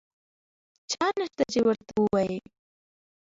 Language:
Pashto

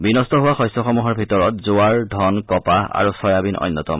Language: Assamese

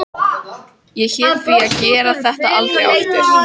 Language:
Icelandic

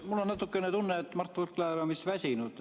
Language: Estonian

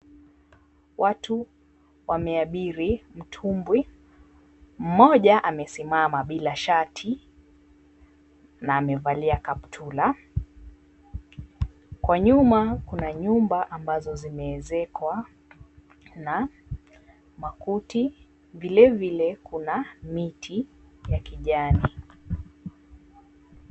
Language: Swahili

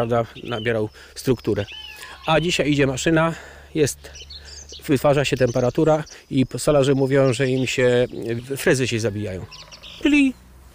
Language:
Polish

